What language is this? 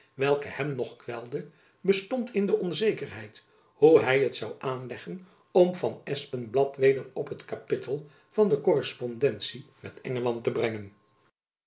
Dutch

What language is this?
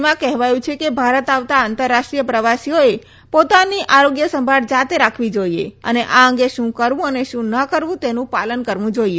Gujarati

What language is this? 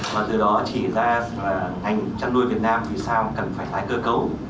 Vietnamese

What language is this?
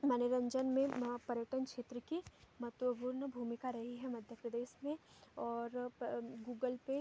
Hindi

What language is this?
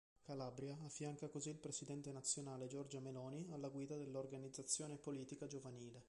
Italian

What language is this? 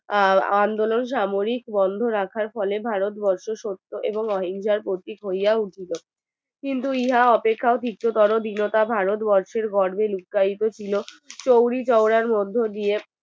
Bangla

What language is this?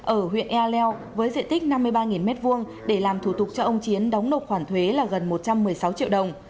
Vietnamese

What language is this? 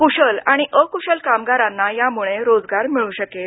Marathi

